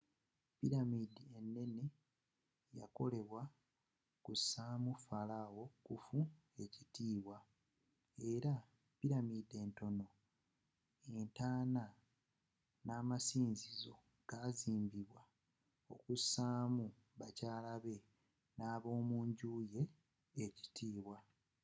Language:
Ganda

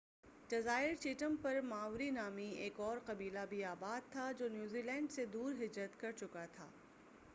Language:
Urdu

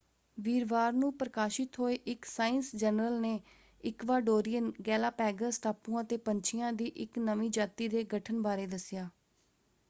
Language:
Punjabi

